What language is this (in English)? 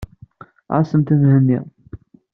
Kabyle